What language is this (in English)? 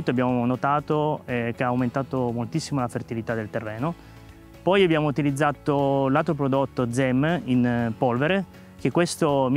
Italian